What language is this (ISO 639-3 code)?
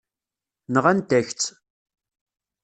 kab